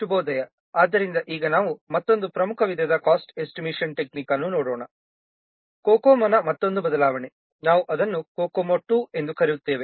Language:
Kannada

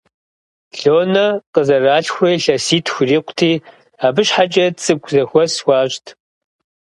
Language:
Kabardian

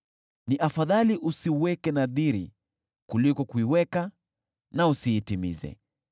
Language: Swahili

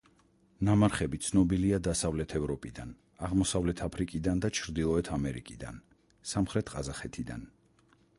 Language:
Georgian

